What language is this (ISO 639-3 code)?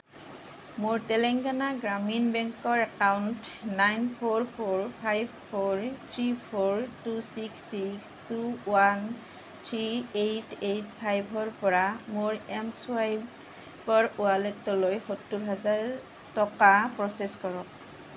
asm